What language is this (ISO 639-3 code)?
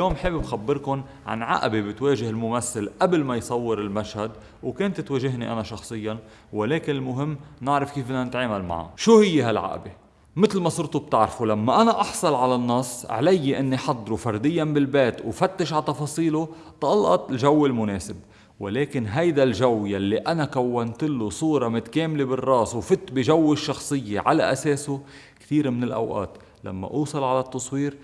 ara